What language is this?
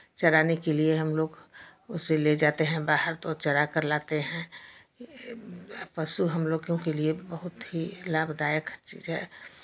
Hindi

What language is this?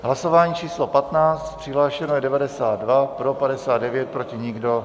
Czech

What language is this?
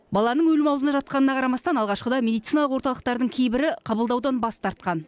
Kazakh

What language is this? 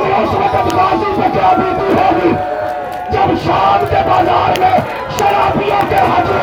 Urdu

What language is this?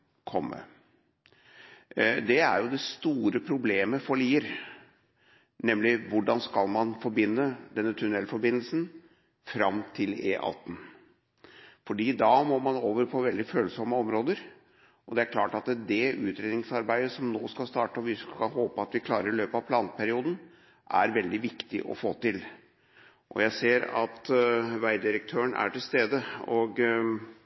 Norwegian Bokmål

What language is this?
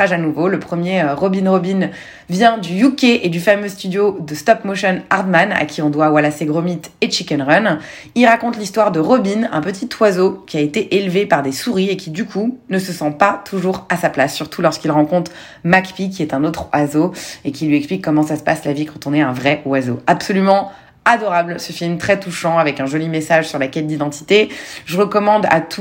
French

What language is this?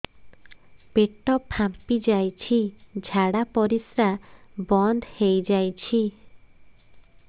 Odia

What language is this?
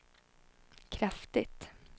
Swedish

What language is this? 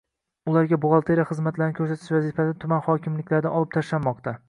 Uzbek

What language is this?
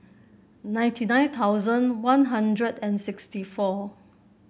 English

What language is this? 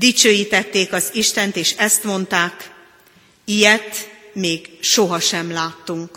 Hungarian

